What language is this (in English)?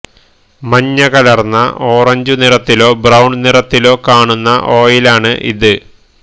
Malayalam